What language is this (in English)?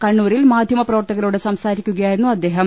Malayalam